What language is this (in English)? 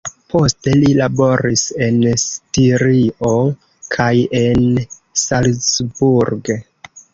Esperanto